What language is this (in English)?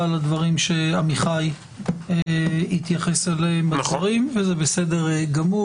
Hebrew